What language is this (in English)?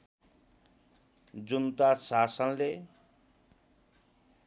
Nepali